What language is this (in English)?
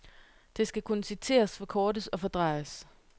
Danish